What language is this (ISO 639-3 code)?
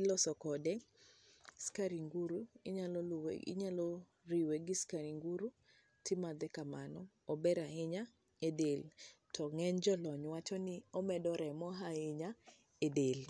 luo